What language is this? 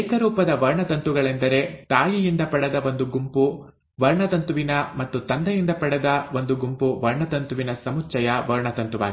Kannada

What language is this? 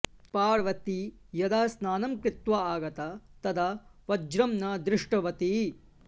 Sanskrit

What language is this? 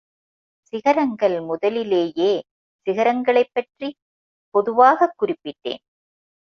Tamil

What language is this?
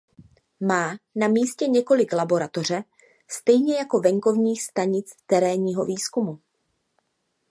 Czech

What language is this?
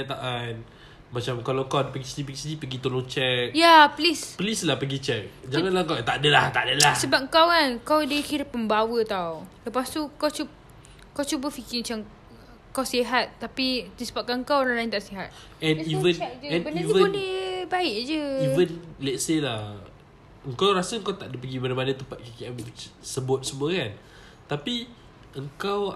Malay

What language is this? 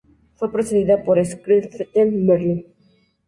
Spanish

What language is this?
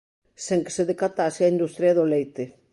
Galician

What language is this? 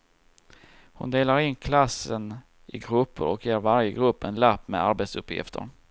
Swedish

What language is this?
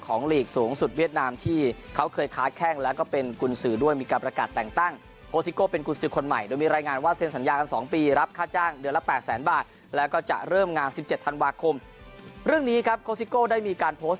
Thai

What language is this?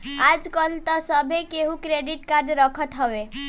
Bhojpuri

